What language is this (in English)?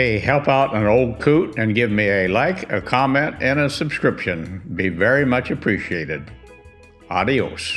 English